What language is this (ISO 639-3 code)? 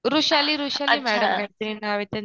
mar